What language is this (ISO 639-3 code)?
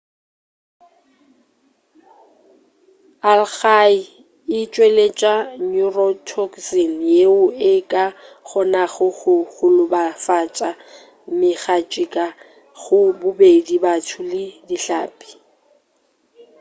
nso